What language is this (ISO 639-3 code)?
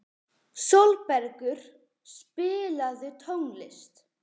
isl